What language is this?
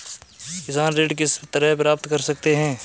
Hindi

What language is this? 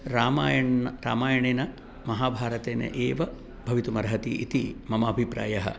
Sanskrit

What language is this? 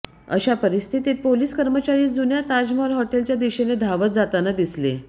Marathi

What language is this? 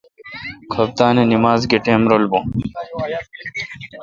Kalkoti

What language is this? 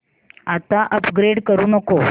Marathi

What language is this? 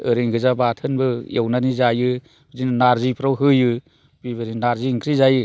Bodo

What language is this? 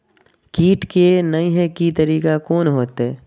Maithili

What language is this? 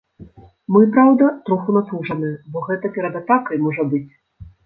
Belarusian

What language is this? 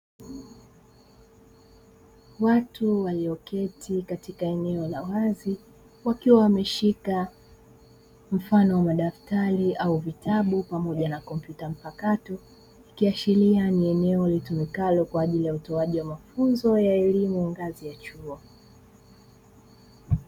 Swahili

